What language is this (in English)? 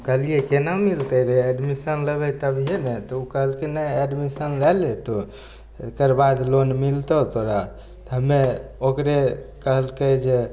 Maithili